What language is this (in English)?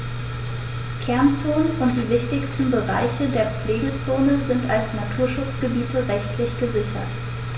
German